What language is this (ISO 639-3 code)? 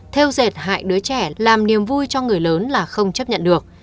vie